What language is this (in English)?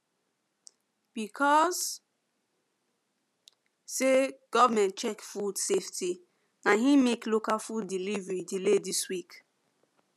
Nigerian Pidgin